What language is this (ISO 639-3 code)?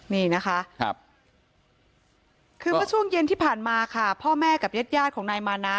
tha